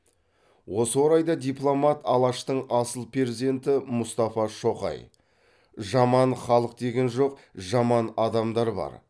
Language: Kazakh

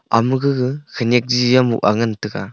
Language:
Wancho Naga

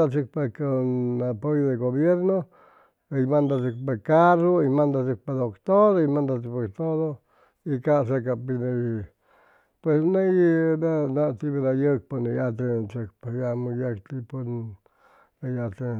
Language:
Chimalapa Zoque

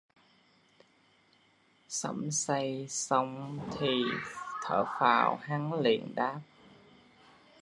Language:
Vietnamese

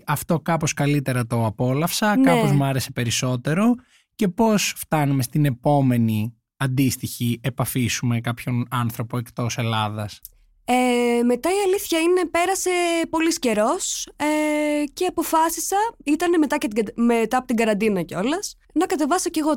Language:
Greek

